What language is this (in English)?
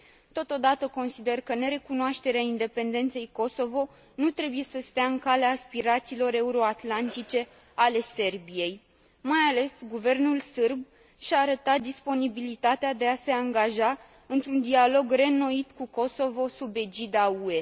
Romanian